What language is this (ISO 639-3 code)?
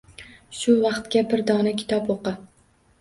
uzb